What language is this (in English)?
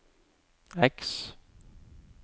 Norwegian